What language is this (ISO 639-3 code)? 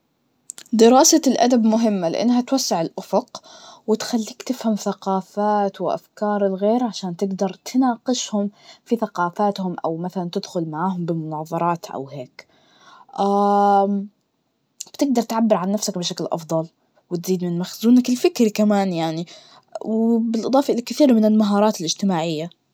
ars